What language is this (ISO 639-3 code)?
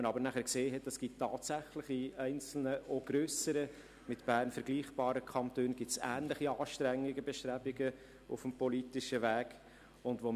gsw